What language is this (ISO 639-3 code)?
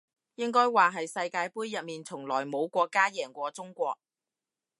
yue